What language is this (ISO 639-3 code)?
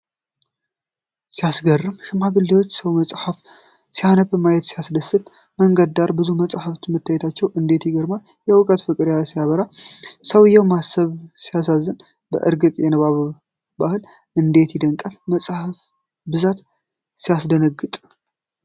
amh